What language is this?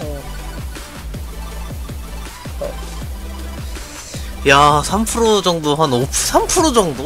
Korean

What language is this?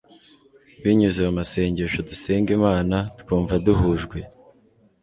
Kinyarwanda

